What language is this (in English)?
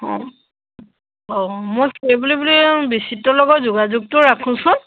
Assamese